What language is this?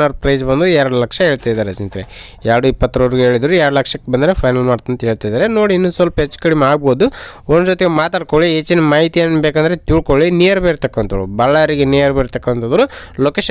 Romanian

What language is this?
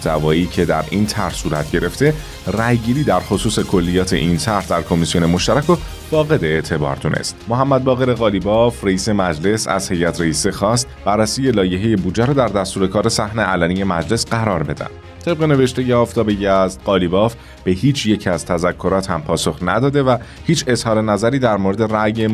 Persian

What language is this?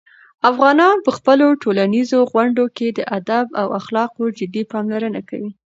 Pashto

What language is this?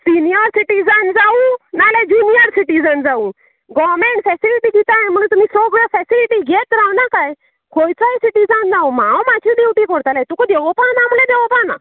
Konkani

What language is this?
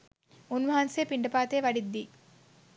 Sinhala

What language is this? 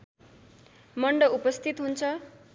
Nepali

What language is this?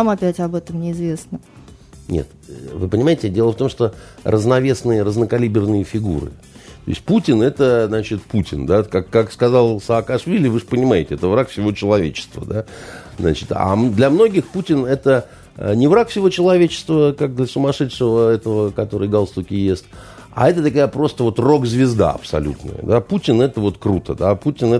Russian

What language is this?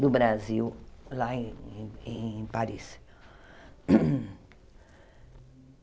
Portuguese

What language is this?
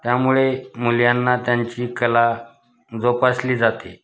Marathi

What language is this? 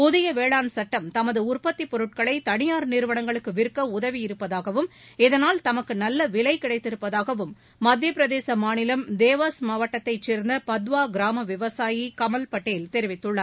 Tamil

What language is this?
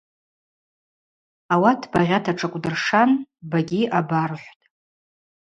Abaza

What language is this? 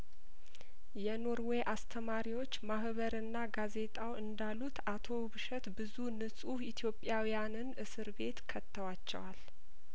Amharic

